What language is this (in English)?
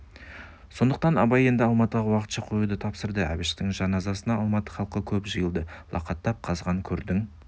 Kazakh